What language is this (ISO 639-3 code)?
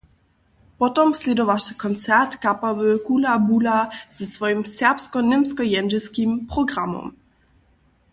hsb